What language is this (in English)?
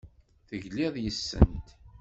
Kabyle